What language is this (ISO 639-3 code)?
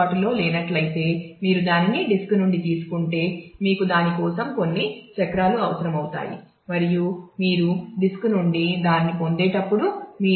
tel